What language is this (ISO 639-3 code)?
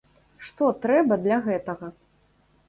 bel